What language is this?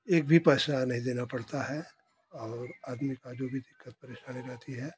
Hindi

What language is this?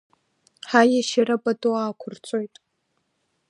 Abkhazian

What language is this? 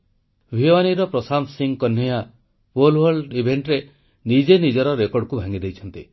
Odia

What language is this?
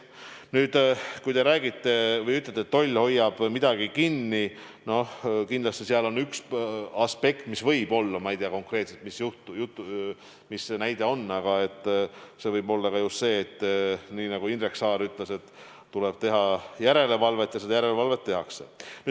Estonian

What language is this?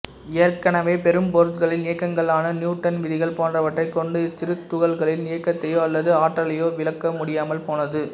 Tamil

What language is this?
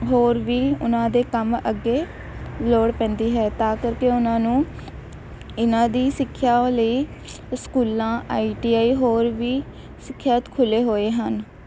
Punjabi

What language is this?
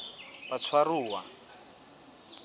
Southern Sotho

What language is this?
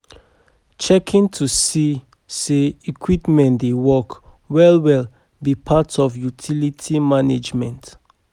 Nigerian Pidgin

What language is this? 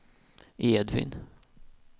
Swedish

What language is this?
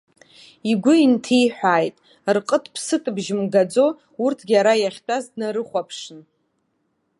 Abkhazian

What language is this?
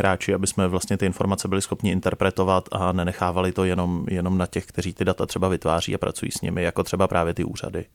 Czech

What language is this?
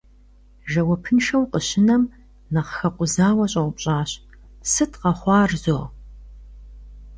Kabardian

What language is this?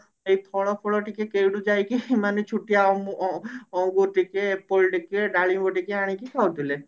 Odia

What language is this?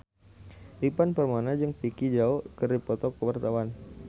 Sundanese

